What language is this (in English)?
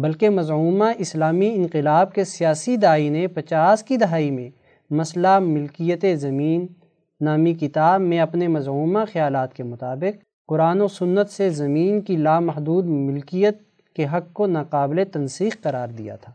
Urdu